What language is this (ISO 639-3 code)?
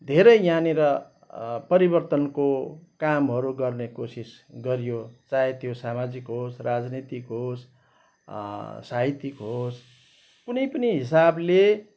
nep